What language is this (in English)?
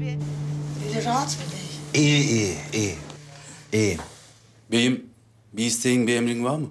Turkish